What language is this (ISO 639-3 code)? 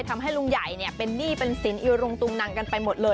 tha